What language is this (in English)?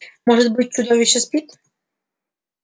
Russian